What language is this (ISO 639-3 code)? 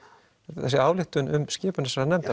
isl